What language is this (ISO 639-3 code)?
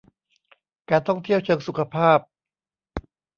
tha